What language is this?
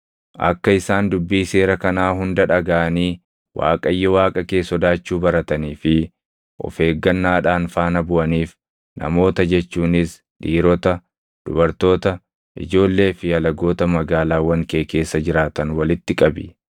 Oromo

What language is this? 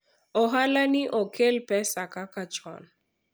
Luo (Kenya and Tanzania)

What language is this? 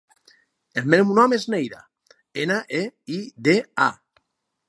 Catalan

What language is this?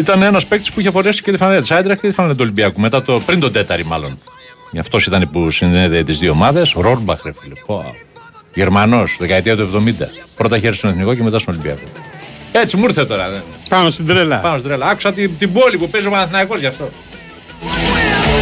Greek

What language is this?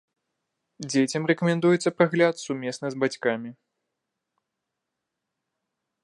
Belarusian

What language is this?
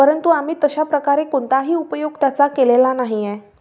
Marathi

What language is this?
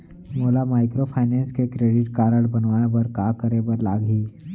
Chhattisgarhi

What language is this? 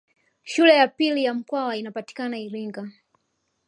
Swahili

